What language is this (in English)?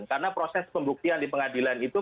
Indonesian